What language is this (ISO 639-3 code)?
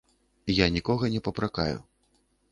bel